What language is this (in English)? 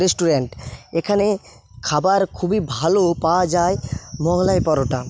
Bangla